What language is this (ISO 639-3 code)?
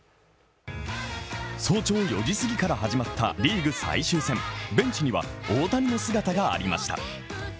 jpn